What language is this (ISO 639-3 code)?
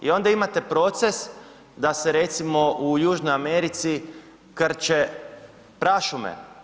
hrv